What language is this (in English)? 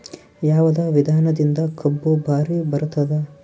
Kannada